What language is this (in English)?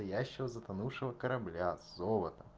Russian